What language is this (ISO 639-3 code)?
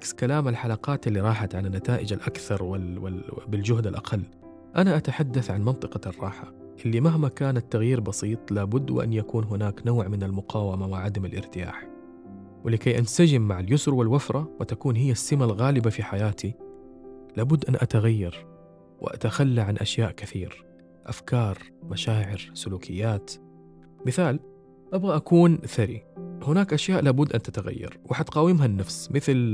ara